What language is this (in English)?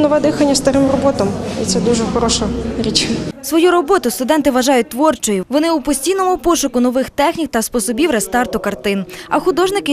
Ukrainian